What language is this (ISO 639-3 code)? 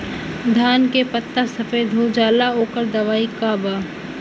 bho